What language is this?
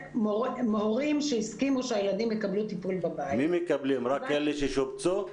Hebrew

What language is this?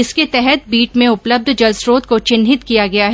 Hindi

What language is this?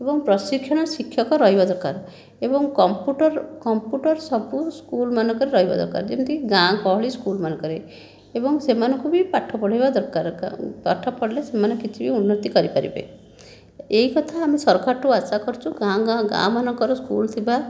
Odia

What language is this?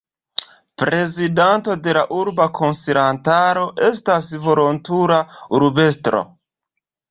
Esperanto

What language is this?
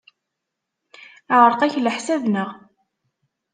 Kabyle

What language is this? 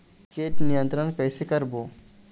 Chhattisgarhi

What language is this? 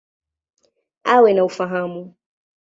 Swahili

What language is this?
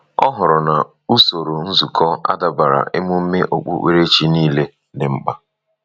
Igbo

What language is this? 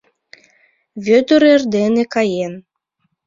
Mari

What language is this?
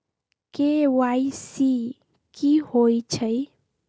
Magahi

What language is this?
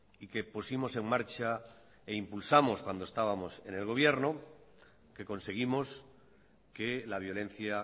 Spanish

